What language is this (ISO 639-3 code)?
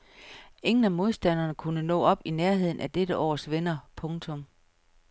dan